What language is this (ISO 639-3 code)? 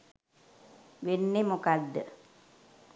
sin